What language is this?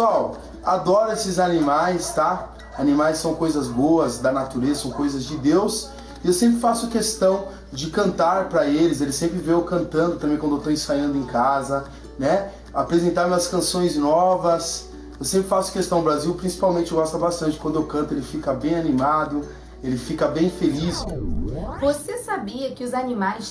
Portuguese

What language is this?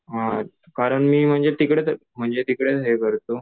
Marathi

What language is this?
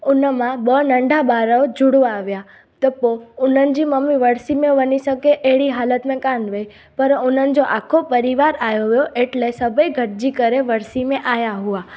Sindhi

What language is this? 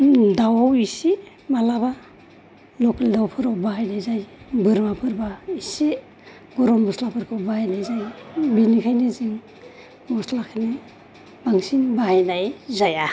Bodo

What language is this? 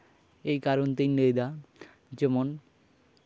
Santali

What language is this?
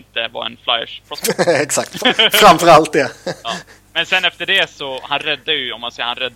Swedish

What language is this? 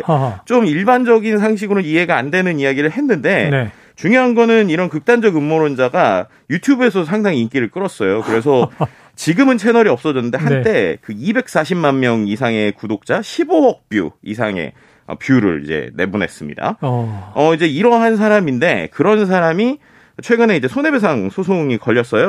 Korean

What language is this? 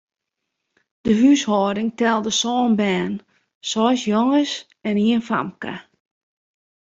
Western Frisian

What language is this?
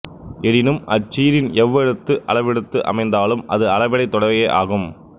Tamil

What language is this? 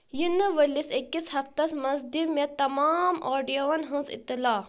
Kashmiri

